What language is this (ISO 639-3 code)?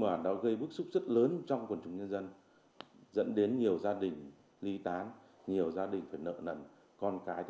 vie